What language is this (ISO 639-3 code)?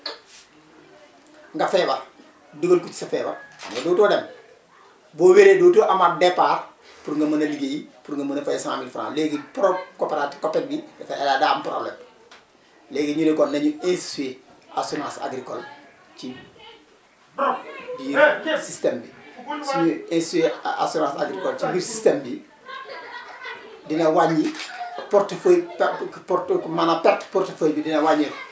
wol